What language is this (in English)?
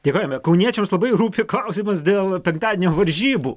Lithuanian